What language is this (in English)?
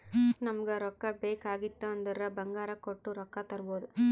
Kannada